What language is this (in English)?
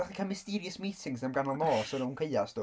Welsh